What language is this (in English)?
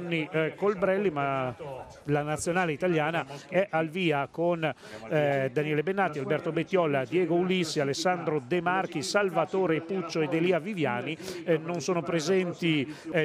Italian